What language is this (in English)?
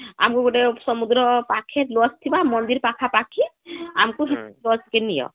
Odia